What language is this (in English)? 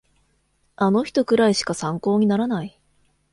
Japanese